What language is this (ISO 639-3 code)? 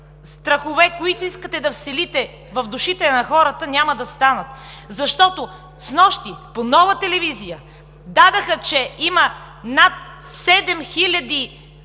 bul